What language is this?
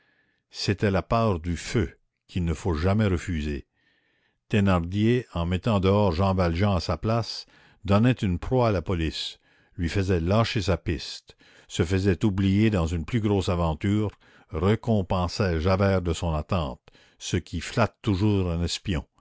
French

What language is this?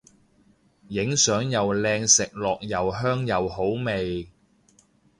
Cantonese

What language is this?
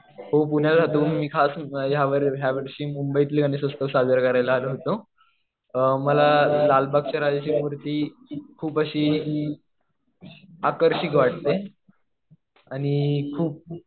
Marathi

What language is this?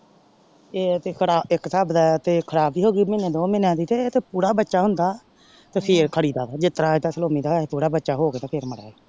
Punjabi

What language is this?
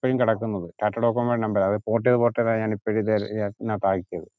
Malayalam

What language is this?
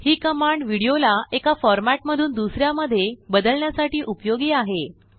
Marathi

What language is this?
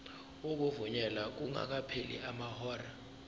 Zulu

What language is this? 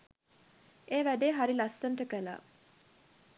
Sinhala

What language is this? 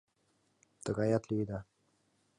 Mari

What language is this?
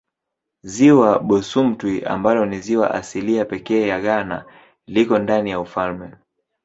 Swahili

